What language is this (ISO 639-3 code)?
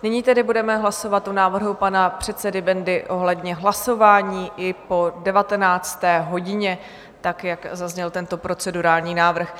ces